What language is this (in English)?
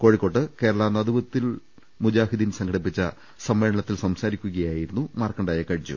Malayalam